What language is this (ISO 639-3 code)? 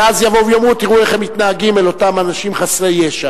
heb